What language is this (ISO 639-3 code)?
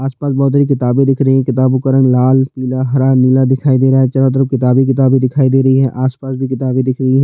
hin